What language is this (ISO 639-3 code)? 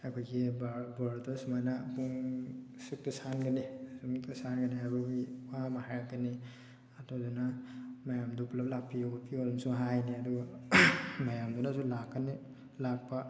mni